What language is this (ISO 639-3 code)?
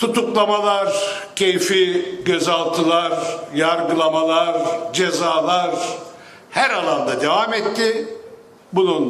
tur